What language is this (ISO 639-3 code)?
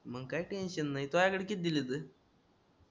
mar